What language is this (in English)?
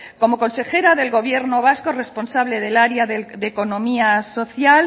Spanish